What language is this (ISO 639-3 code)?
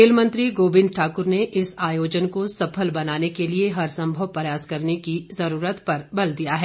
hin